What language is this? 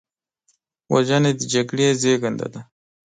Pashto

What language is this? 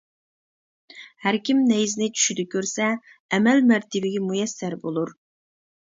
Uyghur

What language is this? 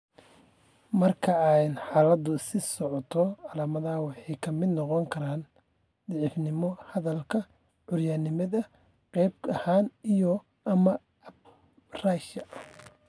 Somali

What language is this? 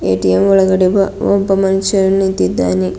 Kannada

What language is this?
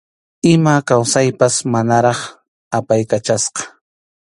Arequipa-La Unión Quechua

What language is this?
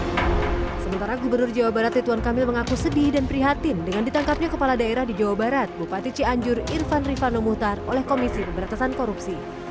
Indonesian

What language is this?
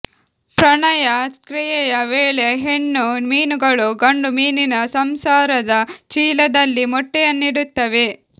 Kannada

